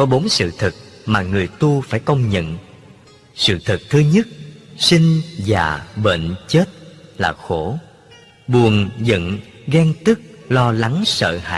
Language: Vietnamese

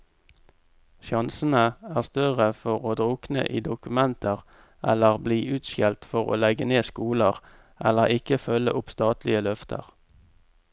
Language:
Norwegian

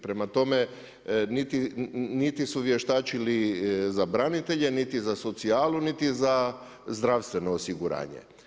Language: Croatian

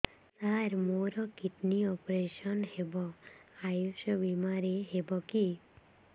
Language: Odia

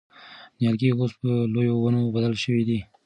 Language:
Pashto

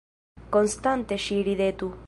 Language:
Esperanto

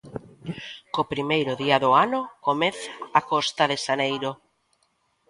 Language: Galician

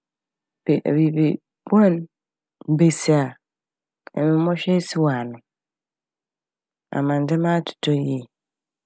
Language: Akan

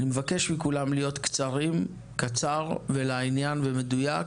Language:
Hebrew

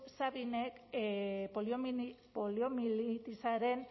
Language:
Basque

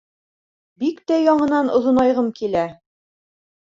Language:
Bashkir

